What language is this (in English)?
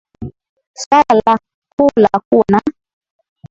Swahili